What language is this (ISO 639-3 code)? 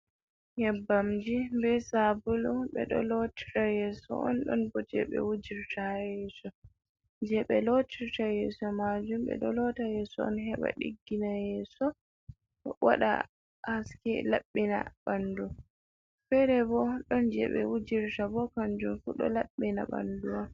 ful